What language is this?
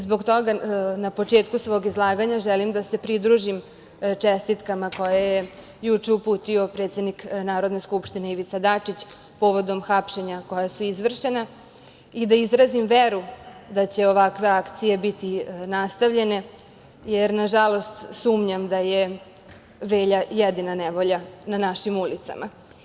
Serbian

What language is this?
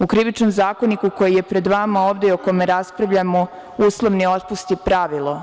Serbian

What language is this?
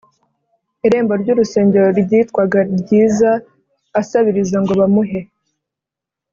Kinyarwanda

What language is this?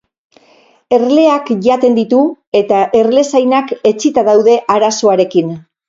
Basque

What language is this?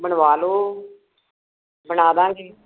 Punjabi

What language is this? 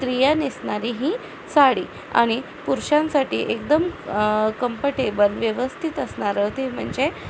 Marathi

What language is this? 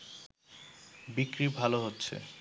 Bangla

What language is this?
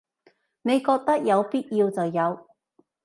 Cantonese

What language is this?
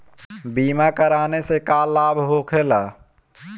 Bhojpuri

